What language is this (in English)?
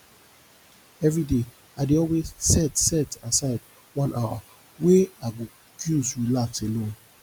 Nigerian Pidgin